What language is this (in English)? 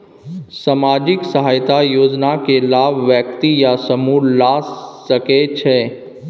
Maithili